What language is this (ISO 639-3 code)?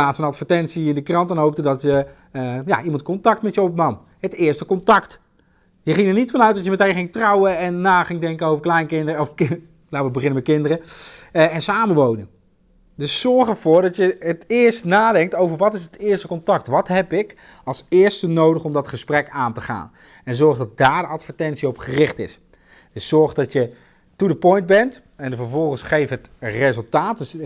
nld